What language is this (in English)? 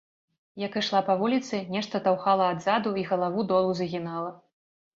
Belarusian